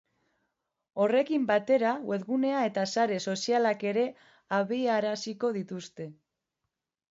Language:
Basque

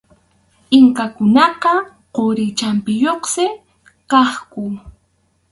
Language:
Arequipa-La Unión Quechua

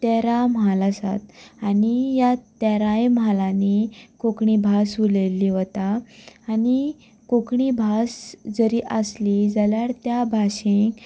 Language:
Konkani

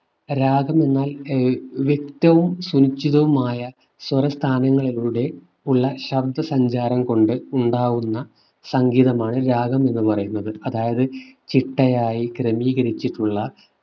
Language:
Malayalam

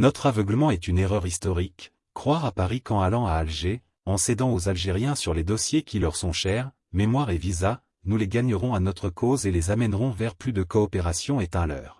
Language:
French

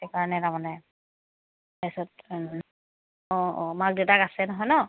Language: Assamese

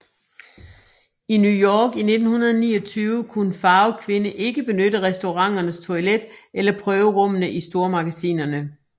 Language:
Danish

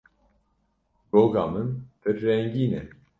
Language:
Kurdish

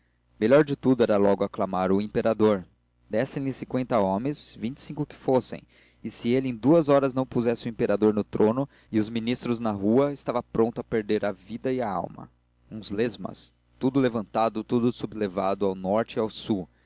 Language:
Portuguese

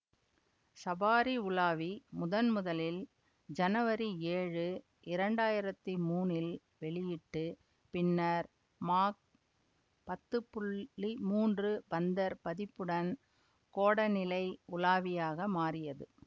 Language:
Tamil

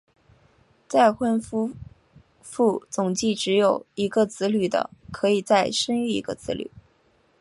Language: Chinese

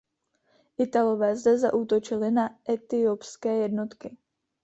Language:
Czech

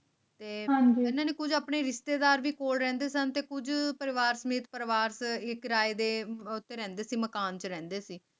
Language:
Punjabi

